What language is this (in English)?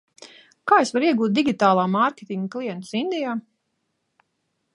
Latvian